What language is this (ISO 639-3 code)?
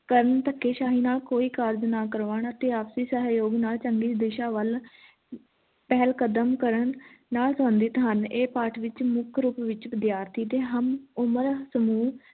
pan